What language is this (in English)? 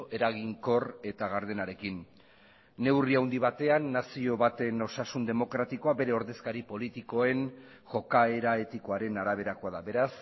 Basque